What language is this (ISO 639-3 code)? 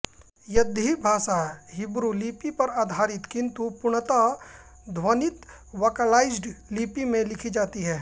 hin